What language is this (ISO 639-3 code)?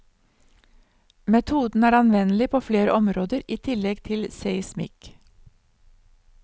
nor